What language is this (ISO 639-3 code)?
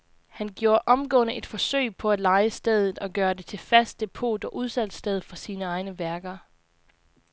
dan